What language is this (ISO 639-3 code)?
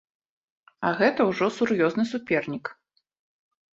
bel